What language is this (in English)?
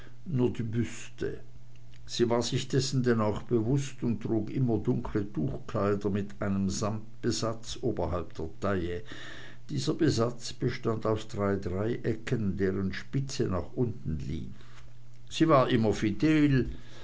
German